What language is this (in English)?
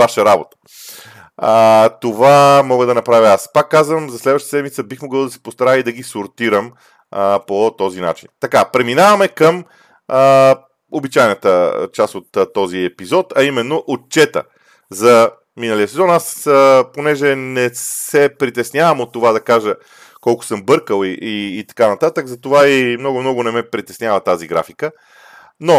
Bulgarian